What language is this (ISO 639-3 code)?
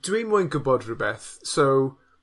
cym